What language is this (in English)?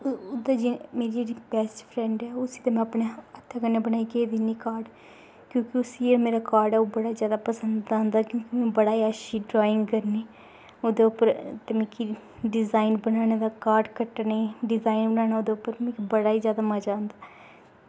Dogri